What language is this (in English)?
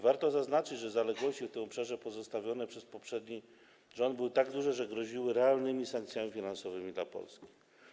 Polish